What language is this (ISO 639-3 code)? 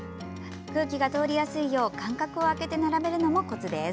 jpn